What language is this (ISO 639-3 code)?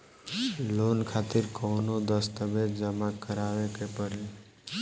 bho